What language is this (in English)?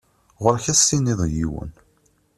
Kabyle